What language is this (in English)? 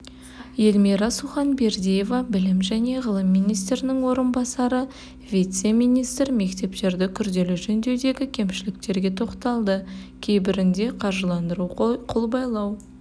Kazakh